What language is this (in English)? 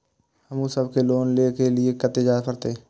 Maithili